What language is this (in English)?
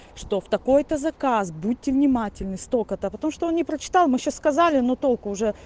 Russian